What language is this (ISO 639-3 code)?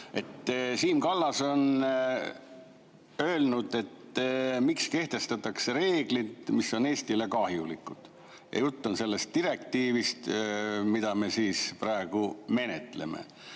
est